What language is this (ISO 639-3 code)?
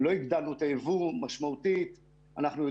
heb